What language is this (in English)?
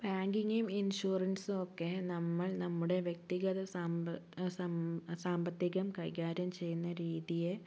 Malayalam